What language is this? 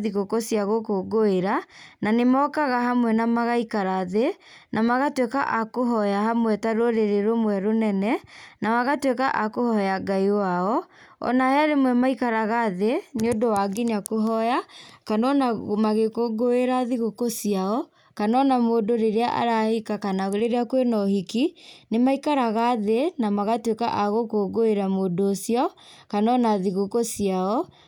Kikuyu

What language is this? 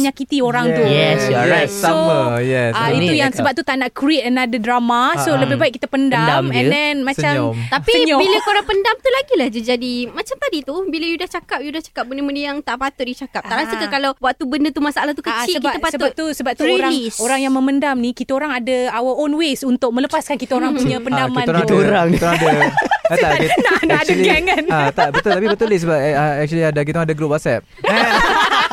Malay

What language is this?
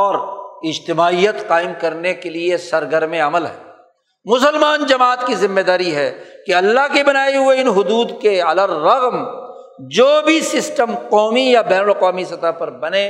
Urdu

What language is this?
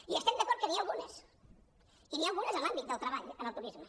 Catalan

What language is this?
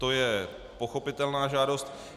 Czech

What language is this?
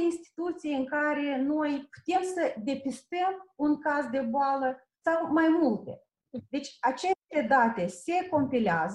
Romanian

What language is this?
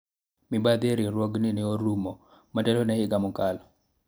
Luo (Kenya and Tanzania)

